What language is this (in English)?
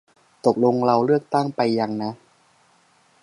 Thai